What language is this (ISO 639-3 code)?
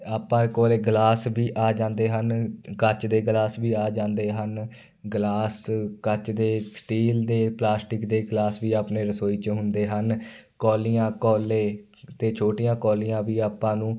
pan